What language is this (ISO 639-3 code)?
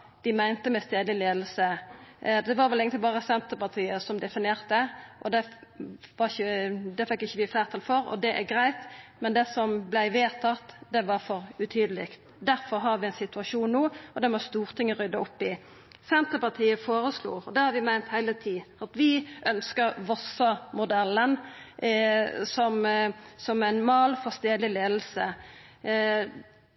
nno